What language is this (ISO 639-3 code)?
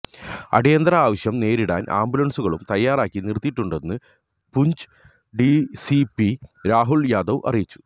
mal